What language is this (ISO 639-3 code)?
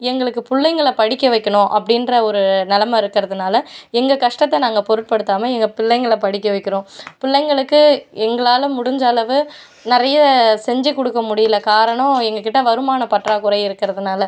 tam